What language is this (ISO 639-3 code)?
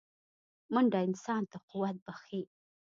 pus